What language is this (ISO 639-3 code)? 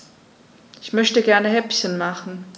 deu